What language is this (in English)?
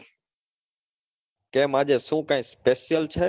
Gujarati